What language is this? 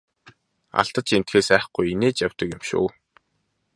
Mongolian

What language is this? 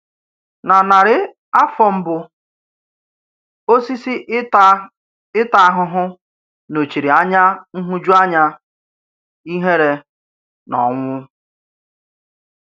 Igbo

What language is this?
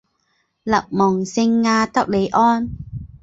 Chinese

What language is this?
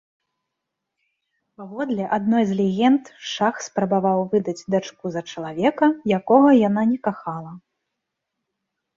Belarusian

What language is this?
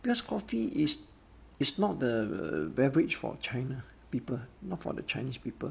English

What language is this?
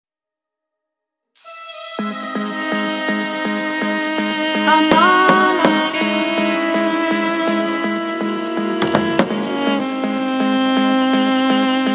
Indonesian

